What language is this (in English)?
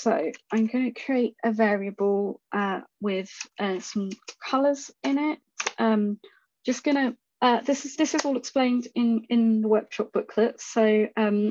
English